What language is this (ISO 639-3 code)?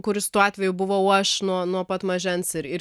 lit